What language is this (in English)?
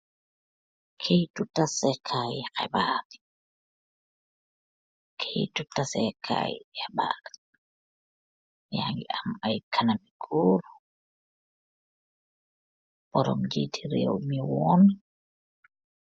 Wolof